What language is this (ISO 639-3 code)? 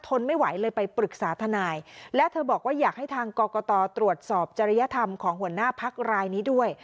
tha